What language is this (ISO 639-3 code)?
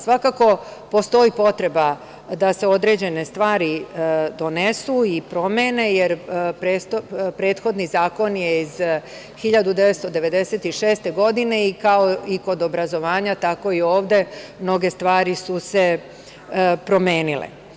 srp